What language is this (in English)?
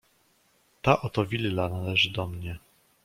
Polish